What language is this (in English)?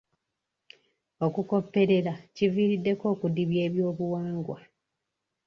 Ganda